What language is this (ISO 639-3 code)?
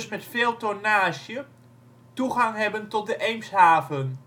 nld